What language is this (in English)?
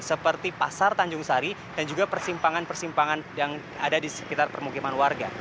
Indonesian